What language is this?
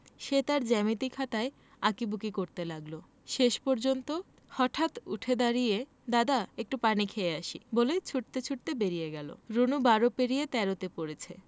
Bangla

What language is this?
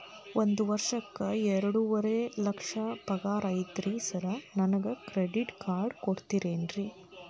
Kannada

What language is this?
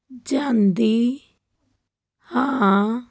Punjabi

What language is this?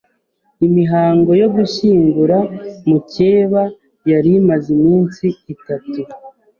Kinyarwanda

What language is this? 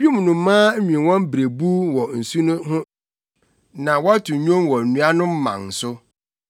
Akan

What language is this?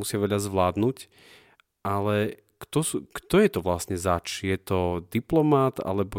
Slovak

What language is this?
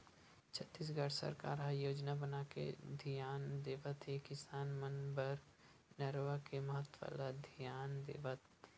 Chhattisgarhi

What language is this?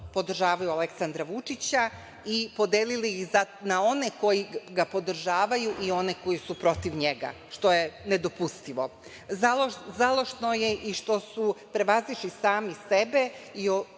Serbian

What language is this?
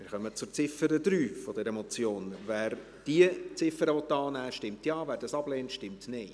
Swiss German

